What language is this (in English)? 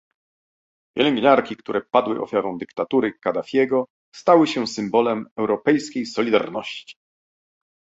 Polish